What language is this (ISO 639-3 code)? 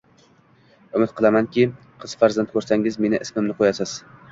uzb